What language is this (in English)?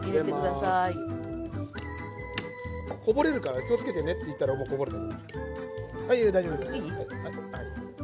Japanese